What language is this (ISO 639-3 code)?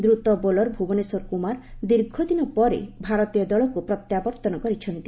ori